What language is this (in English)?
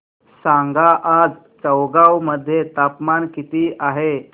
Marathi